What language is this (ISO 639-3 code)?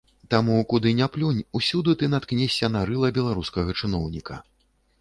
bel